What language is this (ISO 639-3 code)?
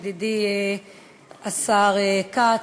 heb